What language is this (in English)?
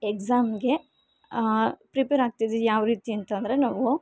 Kannada